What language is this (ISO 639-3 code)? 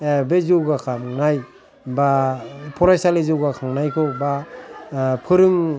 brx